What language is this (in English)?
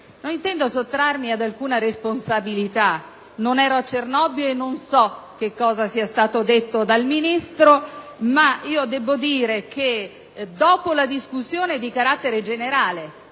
Italian